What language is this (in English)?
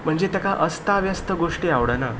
Konkani